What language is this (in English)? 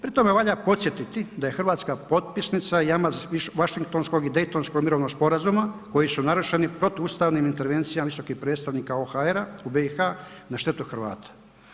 Croatian